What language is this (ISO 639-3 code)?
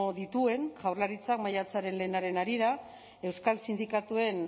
eus